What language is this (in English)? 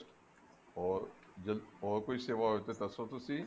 Punjabi